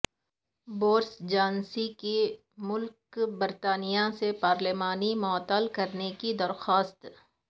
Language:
Urdu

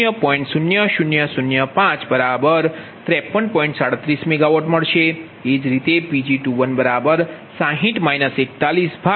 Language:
Gujarati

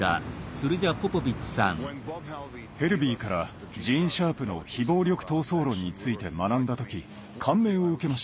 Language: Japanese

